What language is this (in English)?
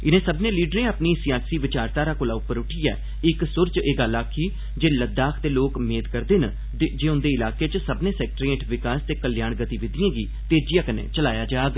Dogri